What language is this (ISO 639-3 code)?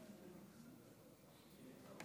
heb